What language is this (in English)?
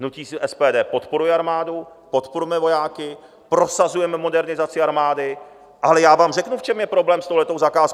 Czech